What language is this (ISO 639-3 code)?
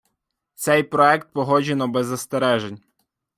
ukr